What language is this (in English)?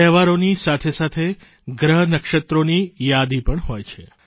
Gujarati